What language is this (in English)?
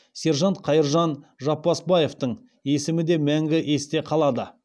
Kazakh